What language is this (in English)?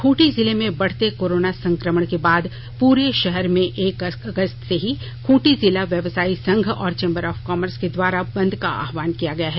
Hindi